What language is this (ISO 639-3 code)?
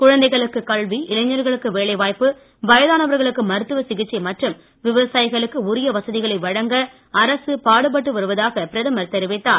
tam